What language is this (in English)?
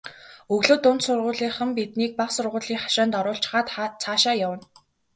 Mongolian